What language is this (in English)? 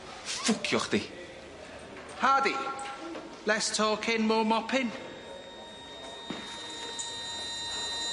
Welsh